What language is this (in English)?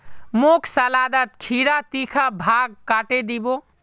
Magahi